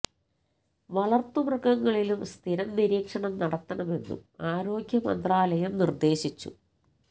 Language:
Malayalam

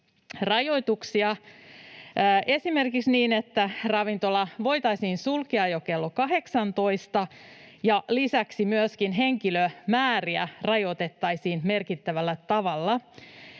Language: Finnish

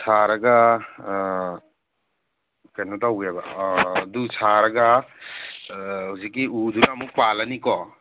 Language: Manipuri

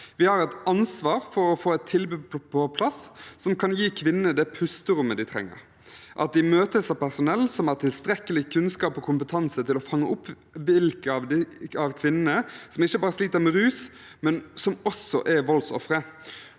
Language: Norwegian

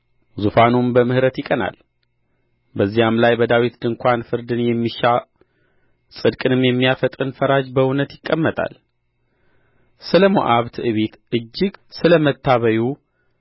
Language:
Amharic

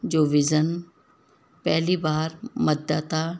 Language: Sindhi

